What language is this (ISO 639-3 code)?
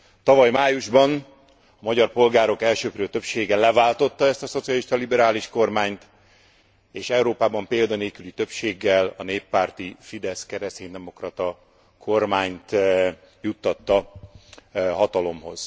hun